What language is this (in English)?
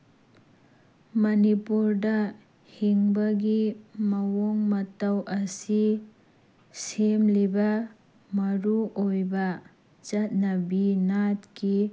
Manipuri